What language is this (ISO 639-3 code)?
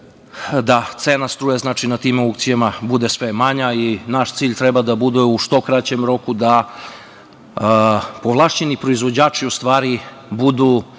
srp